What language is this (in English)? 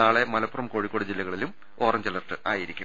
Malayalam